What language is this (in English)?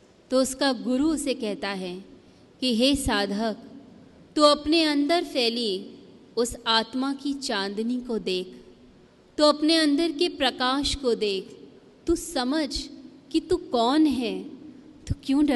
Hindi